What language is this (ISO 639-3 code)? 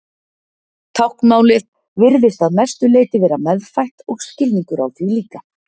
isl